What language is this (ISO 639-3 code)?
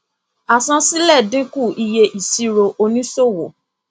yor